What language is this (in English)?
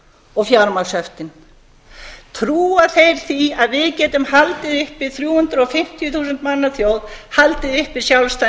Icelandic